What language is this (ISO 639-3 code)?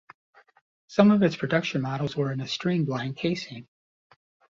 eng